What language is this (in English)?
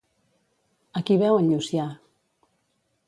Catalan